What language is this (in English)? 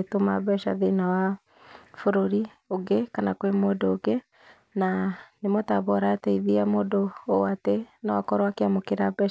Kikuyu